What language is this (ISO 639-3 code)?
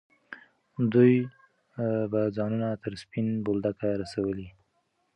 pus